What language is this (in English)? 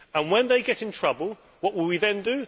English